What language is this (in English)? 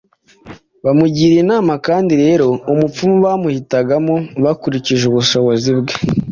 Kinyarwanda